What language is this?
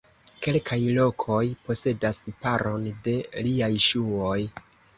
Esperanto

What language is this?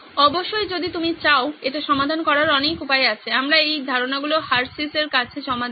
Bangla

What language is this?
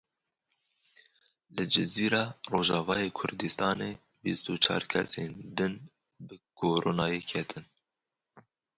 Kurdish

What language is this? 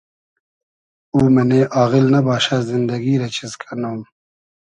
Hazaragi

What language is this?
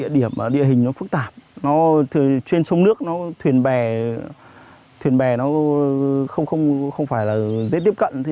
Vietnamese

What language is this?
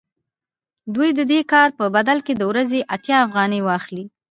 Pashto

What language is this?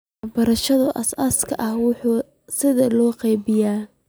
Somali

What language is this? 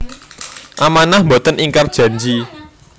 Javanese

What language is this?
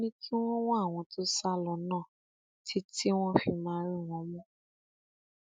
Yoruba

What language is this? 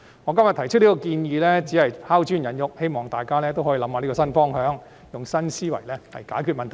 Cantonese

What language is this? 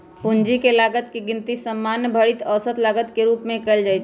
Magahi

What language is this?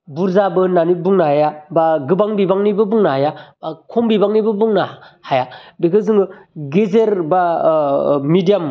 Bodo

